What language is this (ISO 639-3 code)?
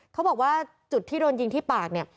tha